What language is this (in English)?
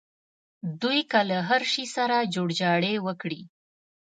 Pashto